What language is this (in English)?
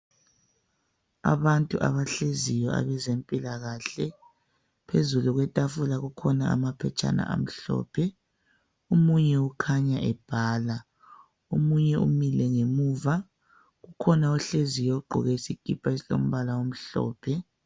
North Ndebele